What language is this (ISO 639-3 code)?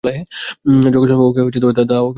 ben